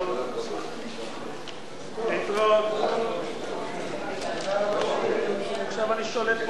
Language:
Hebrew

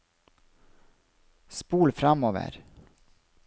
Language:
Norwegian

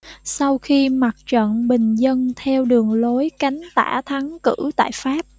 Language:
Vietnamese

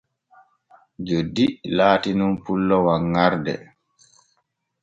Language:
Borgu Fulfulde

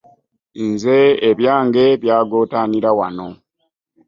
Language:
Ganda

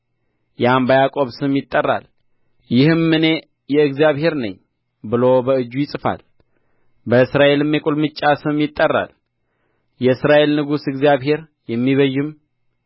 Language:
Amharic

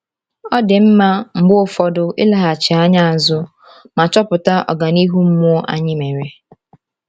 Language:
Igbo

